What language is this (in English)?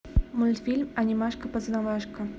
Russian